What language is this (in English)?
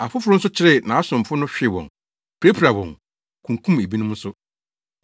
Akan